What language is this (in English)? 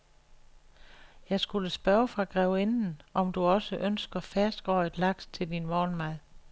Danish